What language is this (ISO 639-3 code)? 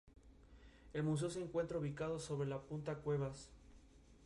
spa